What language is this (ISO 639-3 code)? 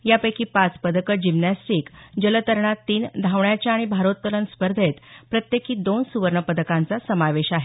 mar